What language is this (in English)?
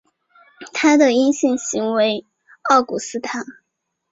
Chinese